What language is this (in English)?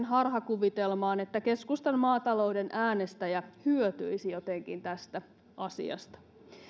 Finnish